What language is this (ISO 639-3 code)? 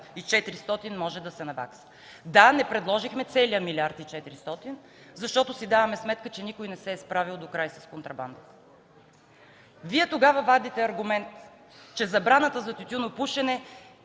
bul